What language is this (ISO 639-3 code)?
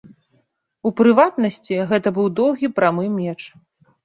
bel